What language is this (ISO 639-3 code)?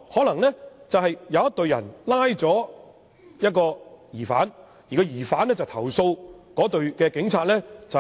yue